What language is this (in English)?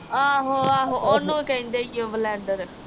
Punjabi